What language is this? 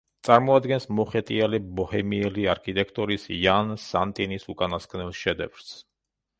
Georgian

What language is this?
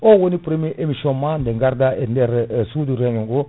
Fula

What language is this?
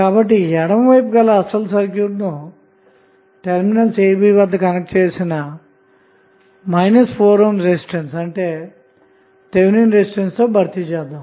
Telugu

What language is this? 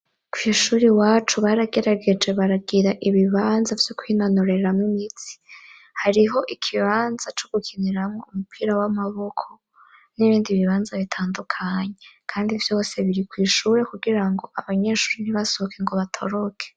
Rundi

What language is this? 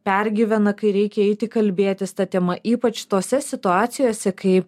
Lithuanian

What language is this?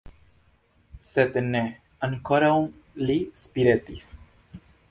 Esperanto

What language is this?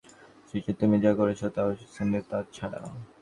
Bangla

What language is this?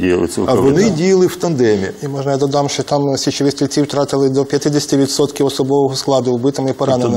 Ukrainian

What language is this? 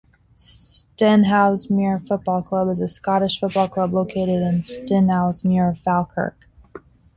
English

